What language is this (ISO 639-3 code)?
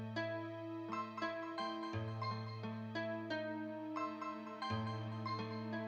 ind